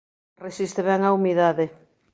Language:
Galician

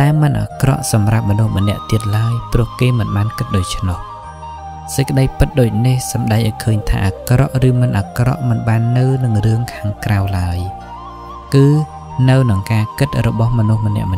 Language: Thai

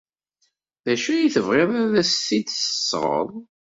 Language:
Kabyle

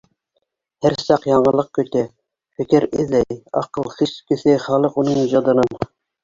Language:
Bashkir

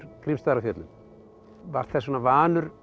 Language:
Icelandic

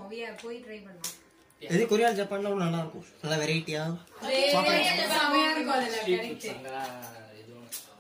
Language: Tamil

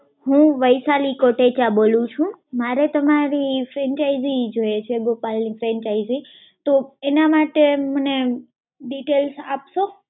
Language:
Gujarati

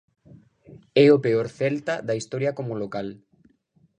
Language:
Galician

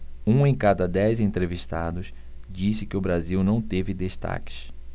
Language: Portuguese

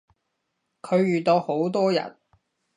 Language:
Cantonese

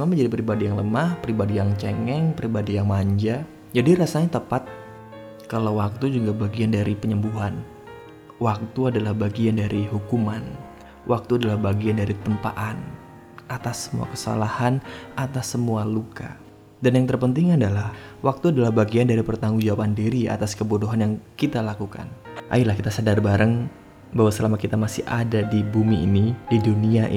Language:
Indonesian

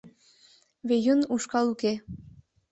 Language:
Mari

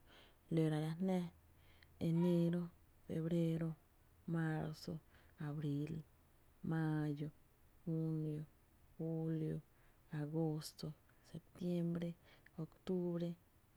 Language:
Tepinapa Chinantec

